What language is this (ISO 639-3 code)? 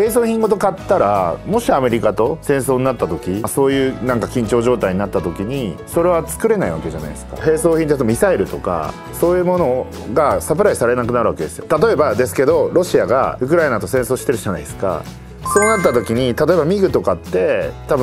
jpn